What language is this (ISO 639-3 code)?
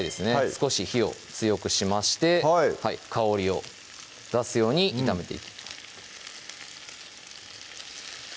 jpn